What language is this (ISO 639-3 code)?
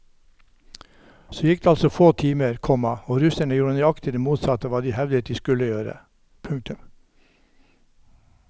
nor